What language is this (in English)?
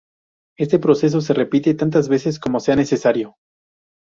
Spanish